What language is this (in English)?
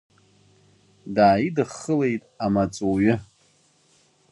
Abkhazian